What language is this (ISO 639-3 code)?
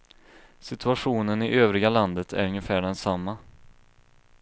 swe